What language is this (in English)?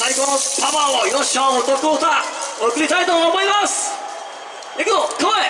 Japanese